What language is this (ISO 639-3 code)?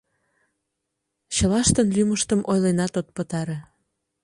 chm